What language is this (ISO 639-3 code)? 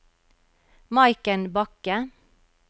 nor